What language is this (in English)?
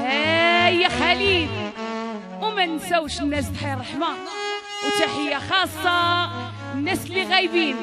Arabic